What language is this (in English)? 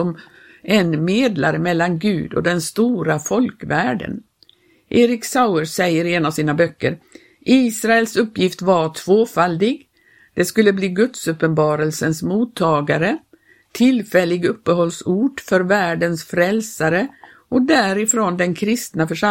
Swedish